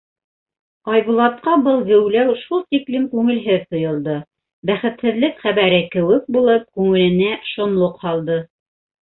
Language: Bashkir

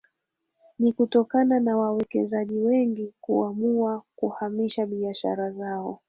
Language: Swahili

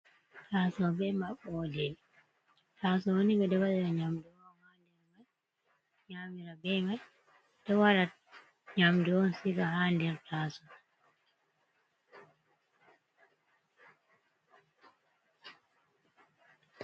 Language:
Fula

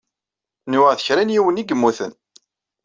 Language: Kabyle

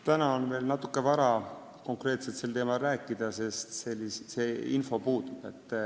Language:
Estonian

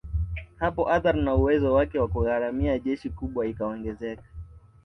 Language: Swahili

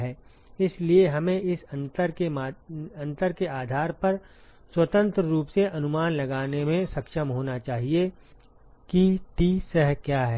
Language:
Hindi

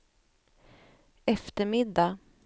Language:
Swedish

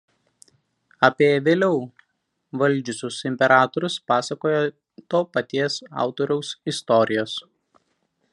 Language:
Lithuanian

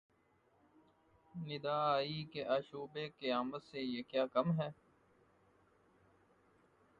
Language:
Urdu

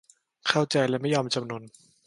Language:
Thai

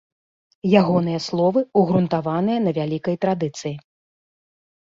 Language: Belarusian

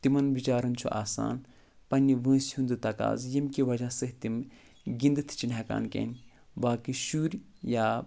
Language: Kashmiri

